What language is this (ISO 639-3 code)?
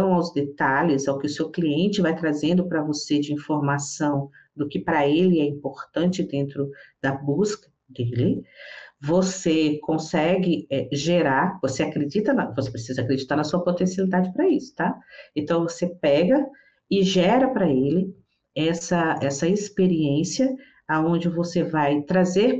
por